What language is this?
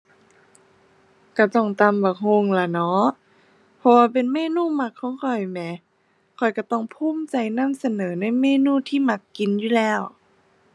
Thai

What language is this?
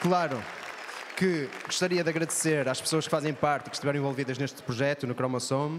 Portuguese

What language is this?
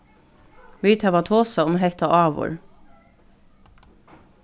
Faroese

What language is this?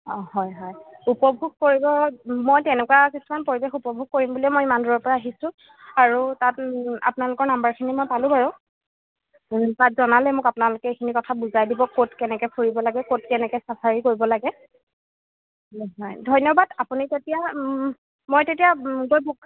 Assamese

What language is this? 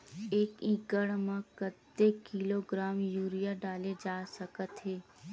Chhattisgarhi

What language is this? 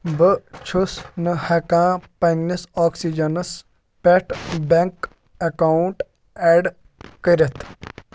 Kashmiri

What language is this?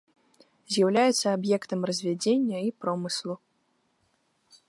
Belarusian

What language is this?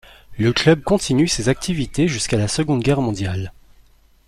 French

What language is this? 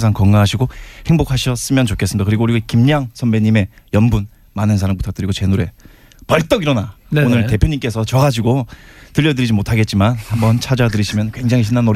Korean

